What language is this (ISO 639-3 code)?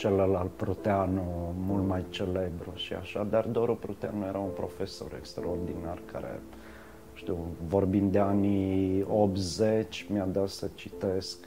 ron